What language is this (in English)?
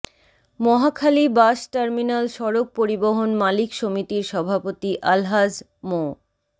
Bangla